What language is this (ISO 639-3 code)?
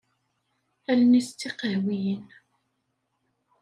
kab